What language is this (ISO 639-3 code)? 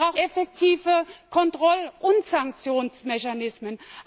deu